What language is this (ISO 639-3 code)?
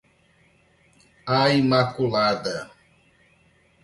por